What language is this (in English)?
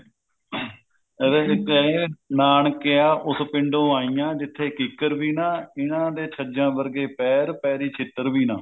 Punjabi